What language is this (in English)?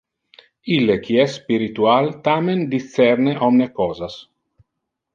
Interlingua